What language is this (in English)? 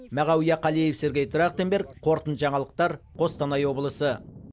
Kazakh